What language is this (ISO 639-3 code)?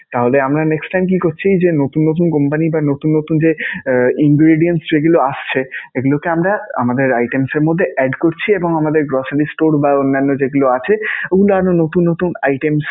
ben